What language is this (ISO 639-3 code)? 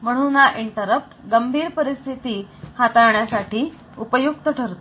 mar